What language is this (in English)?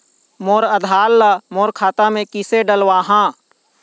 Chhattisgarhi